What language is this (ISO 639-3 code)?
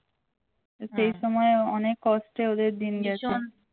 ben